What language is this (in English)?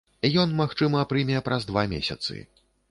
Belarusian